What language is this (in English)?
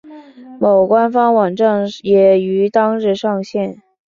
Chinese